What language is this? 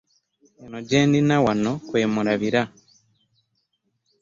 Ganda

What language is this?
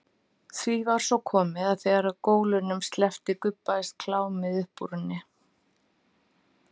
Icelandic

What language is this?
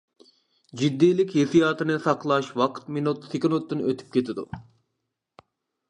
Uyghur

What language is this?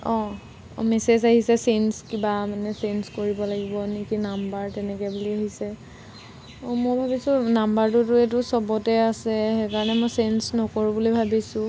Assamese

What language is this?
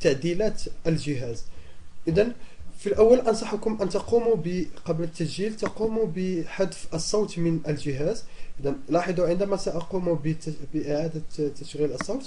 Arabic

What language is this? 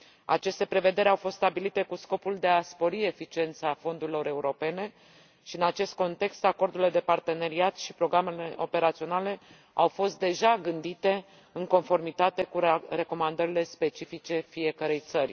Romanian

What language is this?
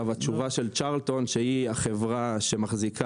Hebrew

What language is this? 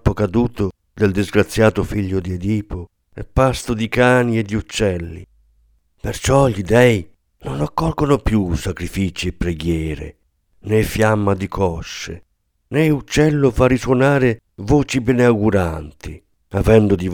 Italian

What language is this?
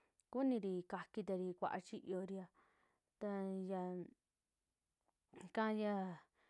Western Juxtlahuaca Mixtec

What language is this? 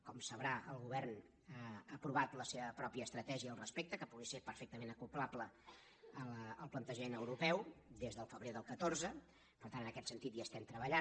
Catalan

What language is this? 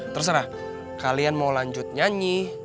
Indonesian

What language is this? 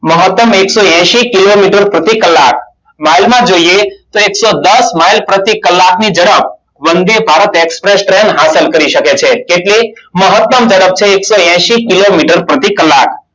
Gujarati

